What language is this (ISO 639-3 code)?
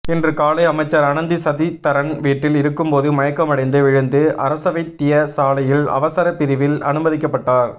tam